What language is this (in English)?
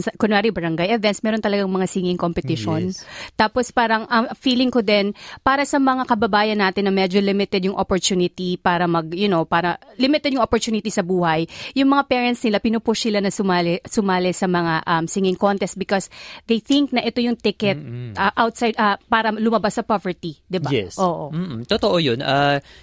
Filipino